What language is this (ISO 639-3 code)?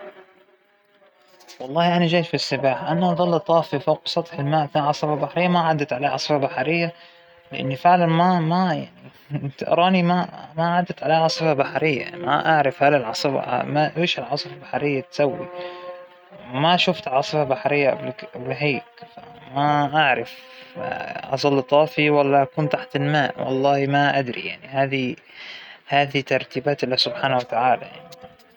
acw